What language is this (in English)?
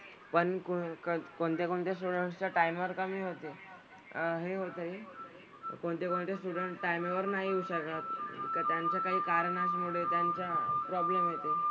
Marathi